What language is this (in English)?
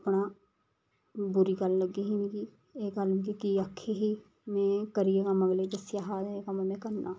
Dogri